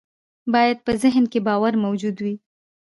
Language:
Pashto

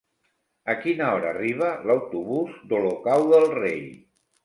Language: Catalan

